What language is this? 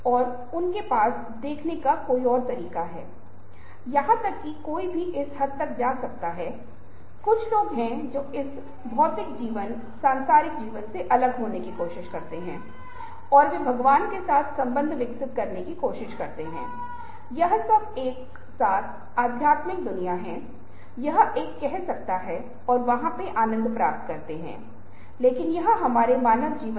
Hindi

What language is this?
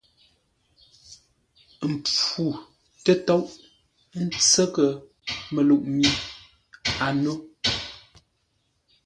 Ngombale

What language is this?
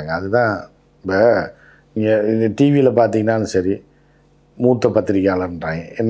Korean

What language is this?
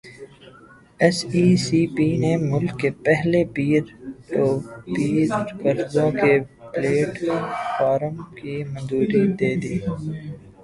Urdu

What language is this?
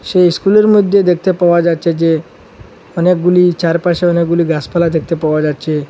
Bangla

